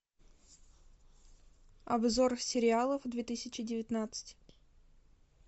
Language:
Russian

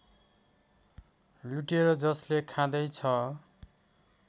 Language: Nepali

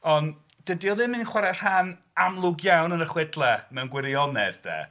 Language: Welsh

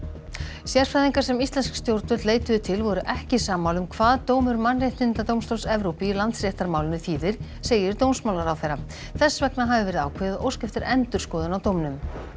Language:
Icelandic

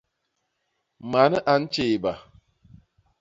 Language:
Basaa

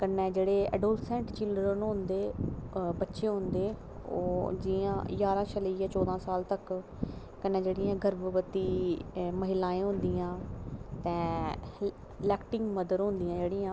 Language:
Dogri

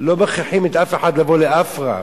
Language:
Hebrew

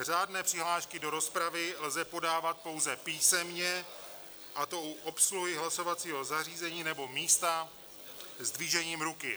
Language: Czech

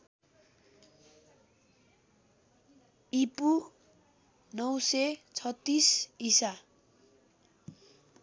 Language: Nepali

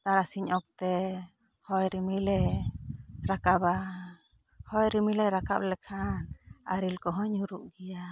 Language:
Santali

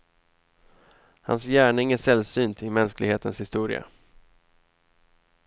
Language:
Swedish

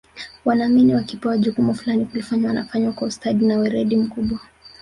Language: Swahili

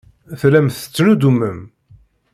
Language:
Kabyle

